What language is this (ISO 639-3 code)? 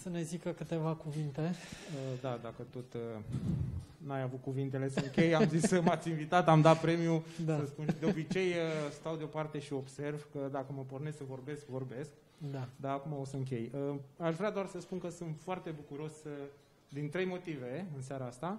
ron